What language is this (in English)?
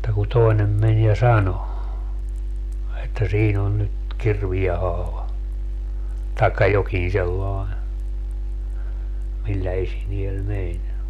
Finnish